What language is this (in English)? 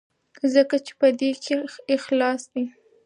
Pashto